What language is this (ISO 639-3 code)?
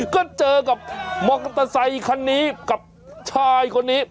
tha